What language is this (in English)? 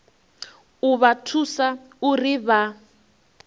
Venda